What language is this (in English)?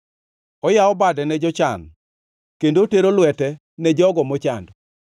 Luo (Kenya and Tanzania)